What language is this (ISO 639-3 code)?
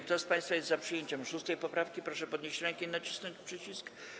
pol